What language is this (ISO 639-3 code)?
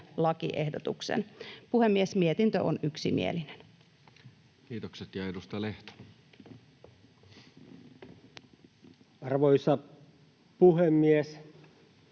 fin